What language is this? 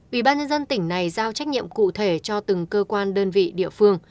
Vietnamese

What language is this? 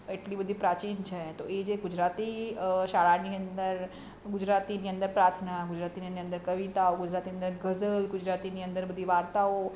Gujarati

